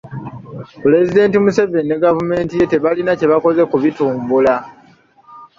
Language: Ganda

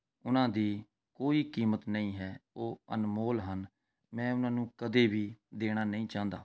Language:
Punjabi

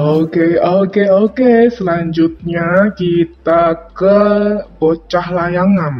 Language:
Indonesian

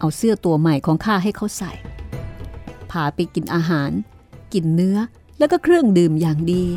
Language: Thai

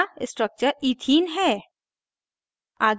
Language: Hindi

